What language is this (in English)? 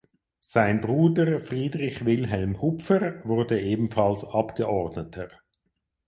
German